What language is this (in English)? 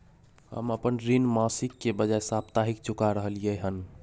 Maithili